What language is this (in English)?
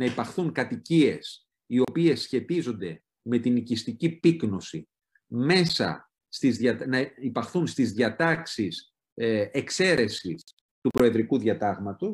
Greek